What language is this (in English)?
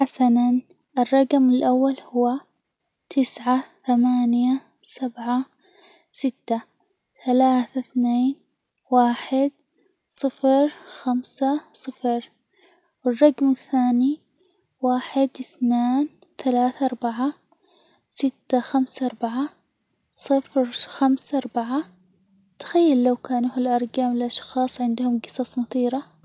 Hijazi Arabic